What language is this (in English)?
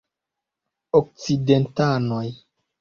Esperanto